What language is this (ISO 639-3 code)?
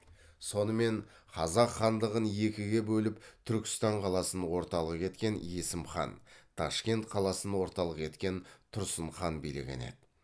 kaz